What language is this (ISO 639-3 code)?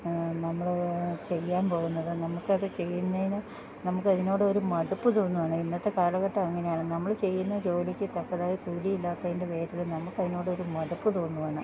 mal